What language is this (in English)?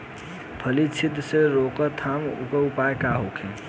Bhojpuri